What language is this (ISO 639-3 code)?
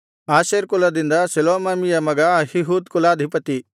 kan